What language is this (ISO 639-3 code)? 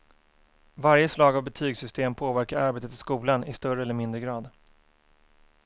swe